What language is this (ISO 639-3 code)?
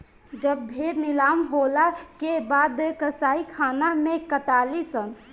bho